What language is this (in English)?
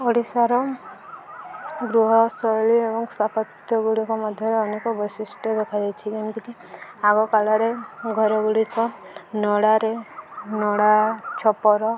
Odia